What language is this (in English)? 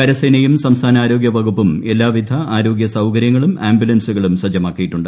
Malayalam